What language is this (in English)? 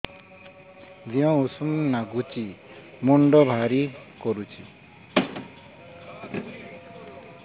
Odia